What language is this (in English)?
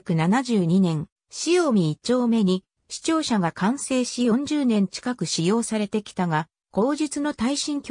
Japanese